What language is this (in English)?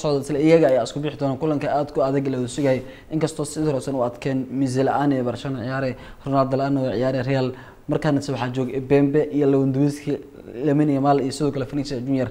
Arabic